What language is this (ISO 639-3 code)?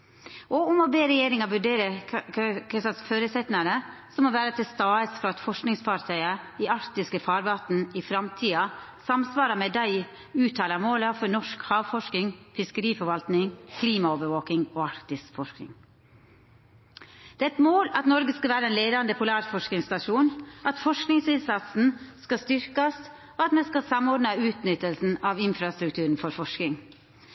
nno